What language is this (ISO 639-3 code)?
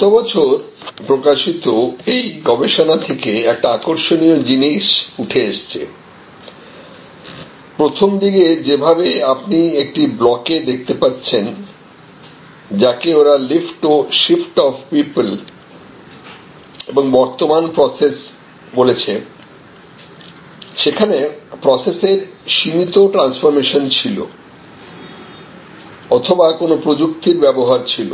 ben